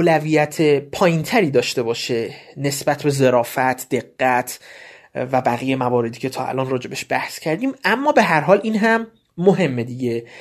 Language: Persian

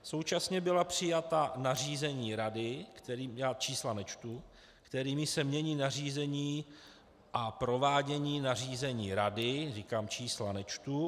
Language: Czech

